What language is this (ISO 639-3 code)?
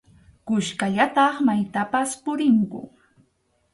qxu